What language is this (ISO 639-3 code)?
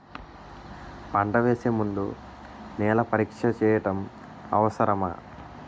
tel